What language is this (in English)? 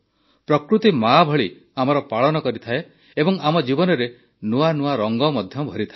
Odia